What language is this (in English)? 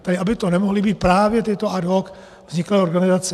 Czech